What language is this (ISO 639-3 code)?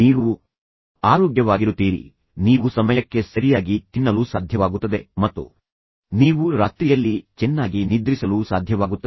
kan